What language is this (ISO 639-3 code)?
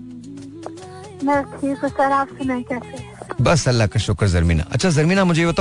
hin